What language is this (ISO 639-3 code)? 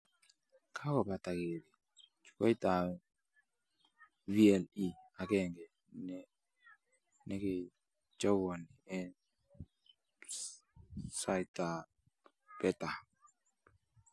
kln